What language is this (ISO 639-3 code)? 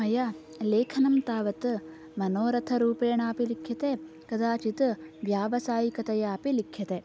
san